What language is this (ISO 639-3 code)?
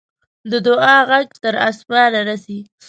pus